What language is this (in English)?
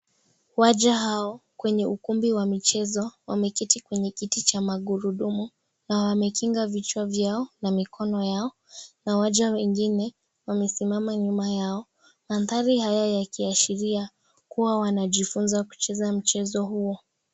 Swahili